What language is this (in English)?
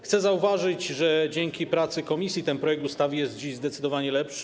Polish